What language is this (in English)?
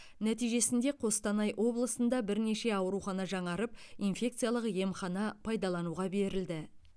Kazakh